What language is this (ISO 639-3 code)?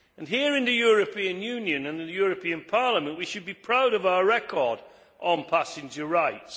eng